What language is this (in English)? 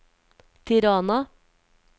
Norwegian